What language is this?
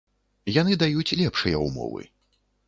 Belarusian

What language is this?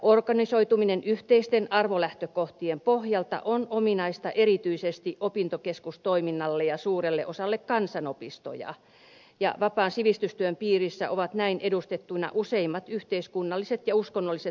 Finnish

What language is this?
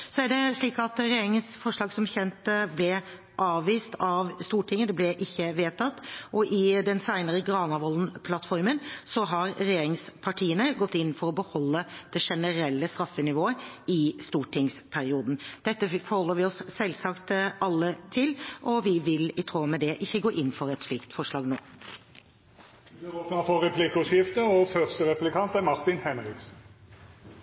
Norwegian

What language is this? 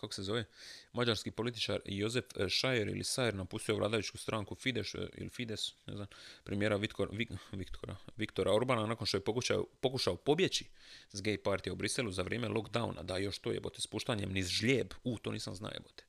Croatian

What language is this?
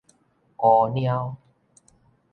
Min Nan Chinese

